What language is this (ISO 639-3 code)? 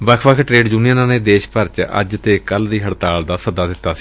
pan